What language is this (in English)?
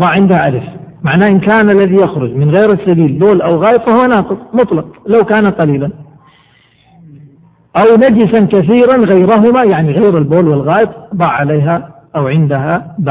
Arabic